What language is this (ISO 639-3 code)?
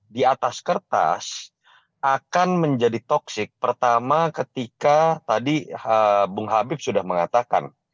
ind